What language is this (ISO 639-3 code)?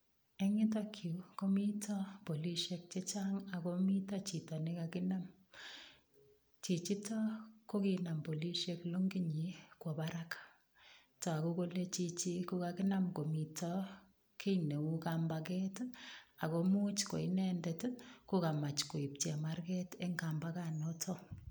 kln